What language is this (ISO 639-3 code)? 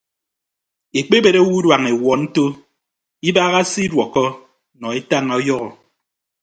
ibb